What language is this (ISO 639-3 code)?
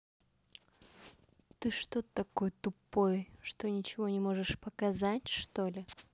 rus